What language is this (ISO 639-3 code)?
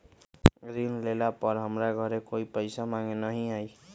mag